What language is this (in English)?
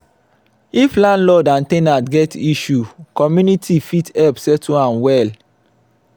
Nigerian Pidgin